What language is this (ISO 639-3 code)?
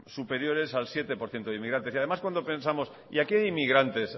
spa